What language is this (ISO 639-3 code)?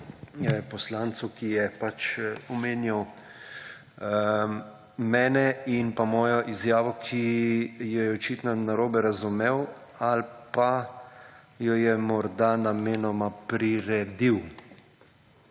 slv